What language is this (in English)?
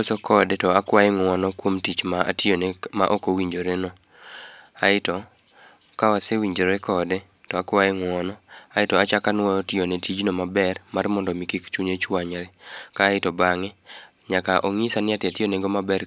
Luo (Kenya and Tanzania)